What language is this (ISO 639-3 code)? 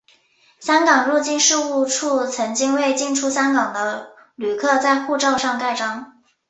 zho